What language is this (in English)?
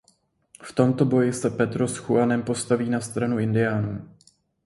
Czech